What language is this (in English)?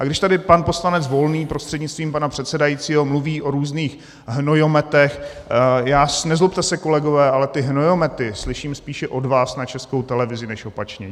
Czech